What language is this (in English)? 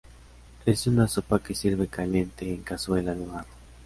Spanish